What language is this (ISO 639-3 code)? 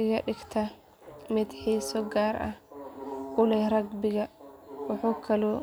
som